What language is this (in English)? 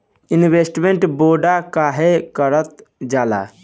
Bhojpuri